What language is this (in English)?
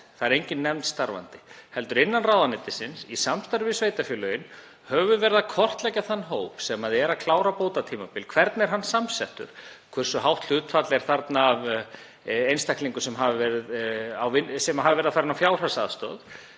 Icelandic